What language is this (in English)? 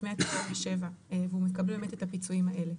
Hebrew